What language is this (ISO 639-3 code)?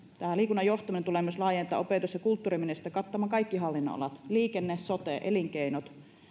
fin